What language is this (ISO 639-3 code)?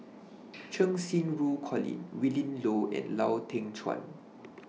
eng